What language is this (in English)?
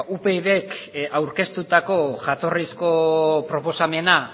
Basque